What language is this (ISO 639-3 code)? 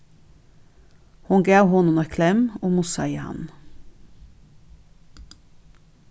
fao